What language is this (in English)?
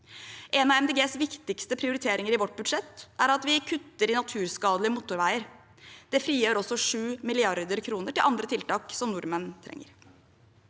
Norwegian